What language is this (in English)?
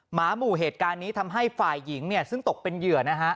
Thai